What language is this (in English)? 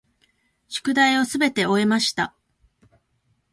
Japanese